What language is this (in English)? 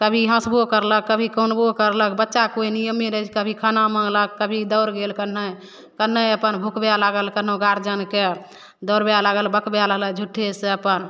Maithili